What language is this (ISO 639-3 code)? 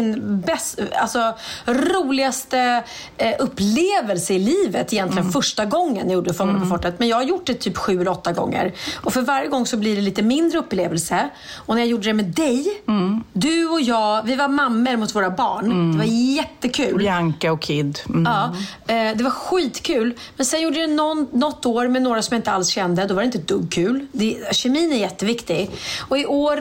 swe